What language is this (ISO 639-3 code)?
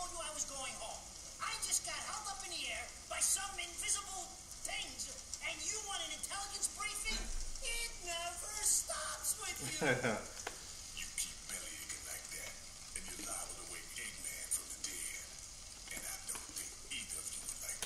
eng